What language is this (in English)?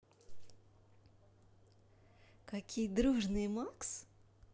Russian